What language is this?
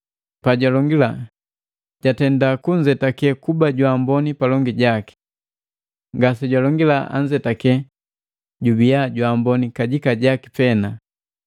Matengo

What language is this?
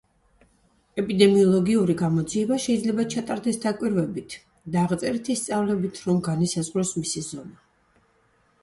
Georgian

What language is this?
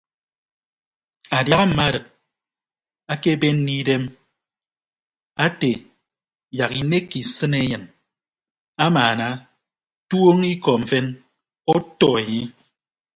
Ibibio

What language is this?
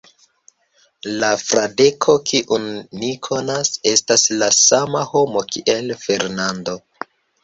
Esperanto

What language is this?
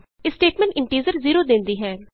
Punjabi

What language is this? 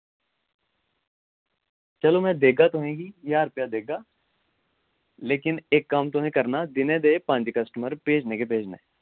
Dogri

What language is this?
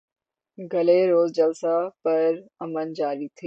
Urdu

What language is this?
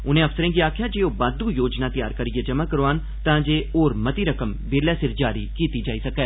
Dogri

